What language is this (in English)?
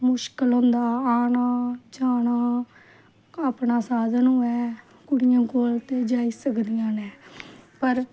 Dogri